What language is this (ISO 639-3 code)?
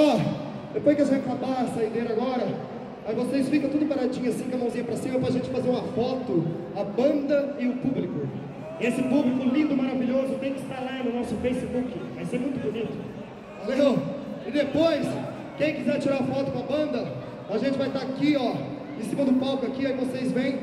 por